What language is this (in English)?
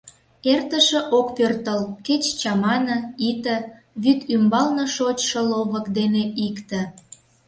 Mari